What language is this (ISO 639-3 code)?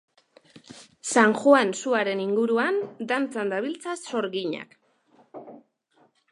eus